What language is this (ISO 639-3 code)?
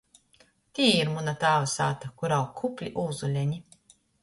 ltg